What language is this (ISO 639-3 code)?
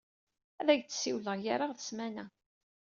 kab